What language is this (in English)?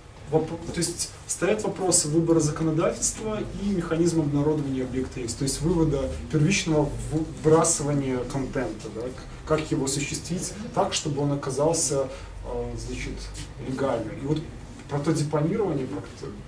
Russian